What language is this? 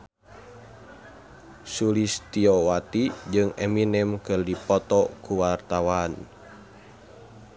Sundanese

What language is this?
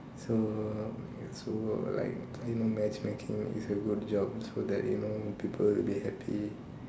English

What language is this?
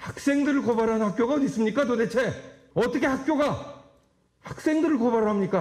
Korean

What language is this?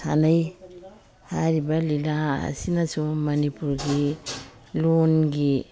Manipuri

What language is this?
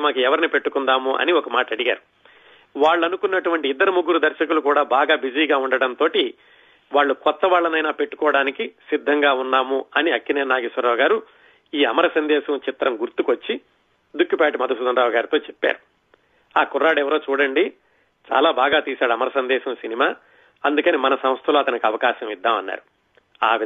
Telugu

